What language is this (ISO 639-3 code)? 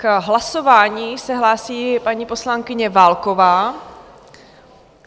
ces